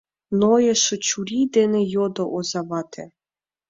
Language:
Mari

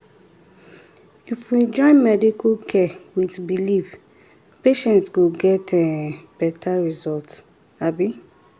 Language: Nigerian Pidgin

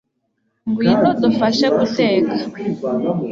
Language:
Kinyarwanda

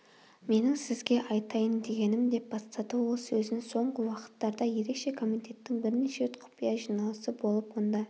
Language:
Kazakh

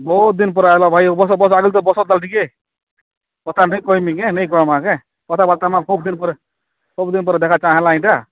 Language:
Odia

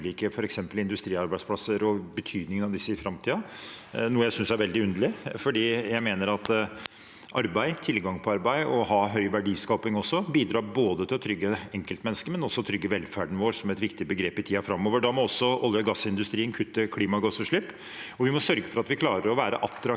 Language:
Norwegian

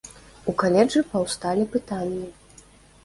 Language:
Belarusian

